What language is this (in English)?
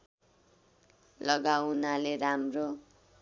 Nepali